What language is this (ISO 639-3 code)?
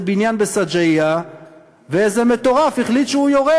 heb